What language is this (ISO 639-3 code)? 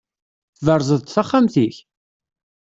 kab